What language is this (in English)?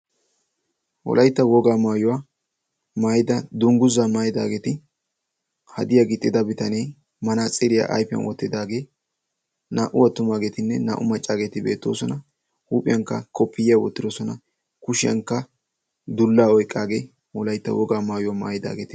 Wolaytta